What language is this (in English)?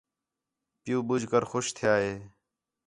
Khetrani